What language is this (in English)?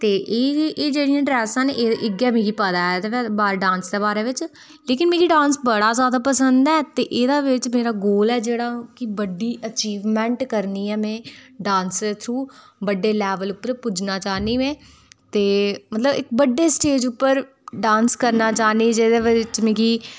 Dogri